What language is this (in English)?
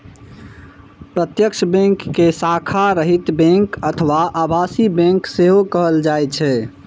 Maithili